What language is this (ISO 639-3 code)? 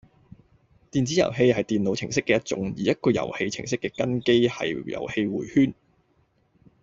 yue